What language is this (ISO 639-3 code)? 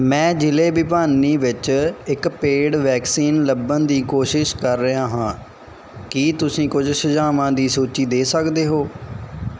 pan